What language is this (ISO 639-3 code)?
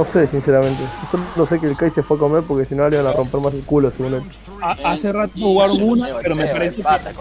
spa